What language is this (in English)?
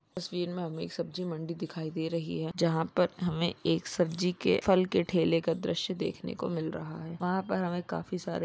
Magahi